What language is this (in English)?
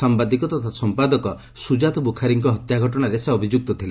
Odia